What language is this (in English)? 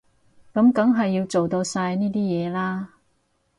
Cantonese